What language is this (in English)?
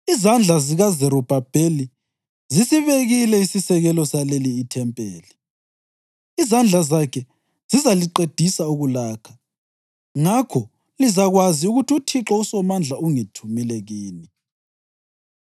North Ndebele